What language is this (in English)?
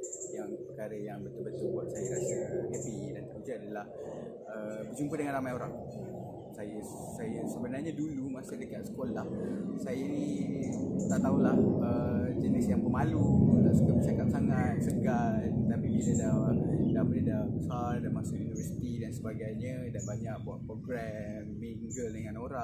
Malay